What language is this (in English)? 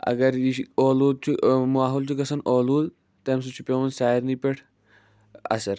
Kashmiri